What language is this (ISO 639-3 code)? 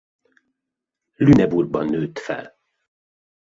hun